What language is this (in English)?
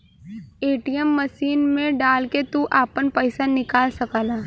Bhojpuri